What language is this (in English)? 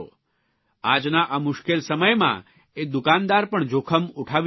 Gujarati